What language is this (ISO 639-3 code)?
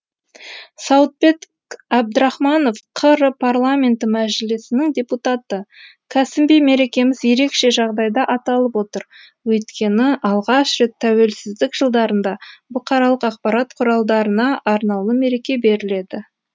kaz